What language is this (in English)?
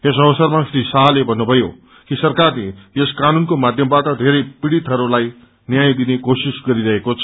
Nepali